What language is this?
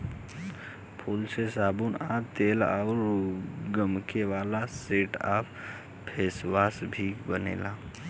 Bhojpuri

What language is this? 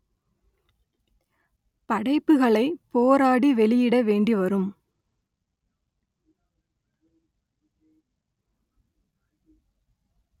Tamil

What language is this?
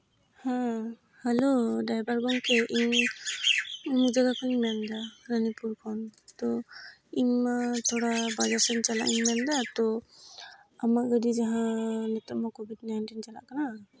Santali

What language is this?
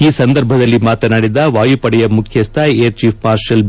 Kannada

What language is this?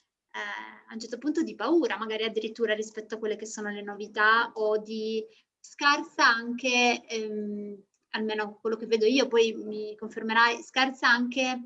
Italian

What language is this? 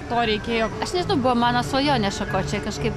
Lithuanian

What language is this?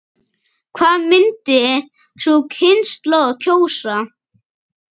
Icelandic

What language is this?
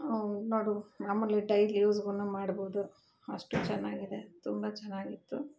Kannada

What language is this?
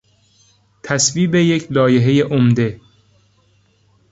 Persian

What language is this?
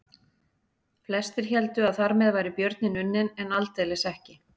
Icelandic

